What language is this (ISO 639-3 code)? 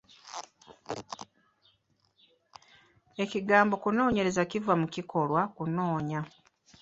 lug